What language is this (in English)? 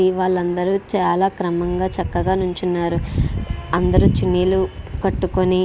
Telugu